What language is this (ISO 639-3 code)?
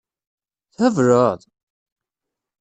kab